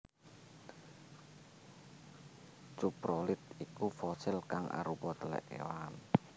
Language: Javanese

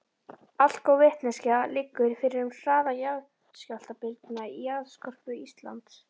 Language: Icelandic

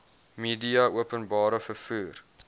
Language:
Afrikaans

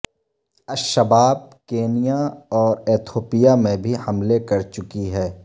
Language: Urdu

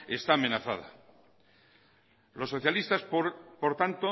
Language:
Spanish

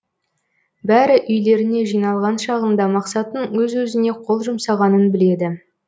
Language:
Kazakh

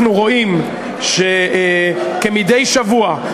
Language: Hebrew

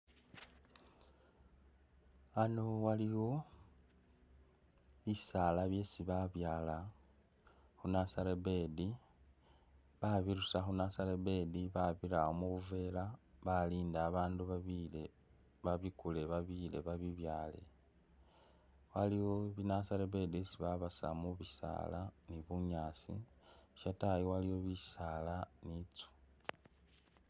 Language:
Masaaba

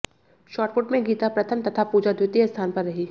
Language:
Hindi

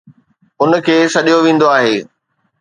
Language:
Sindhi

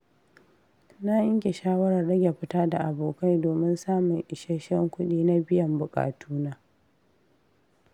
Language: Hausa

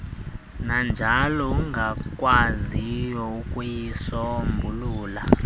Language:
Xhosa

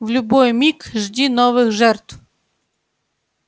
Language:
Russian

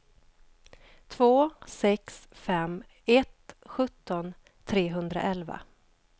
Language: Swedish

